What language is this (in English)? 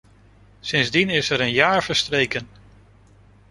Dutch